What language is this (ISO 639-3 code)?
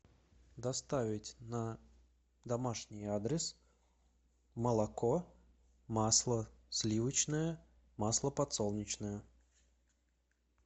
rus